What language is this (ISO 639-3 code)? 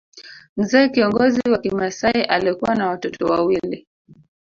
swa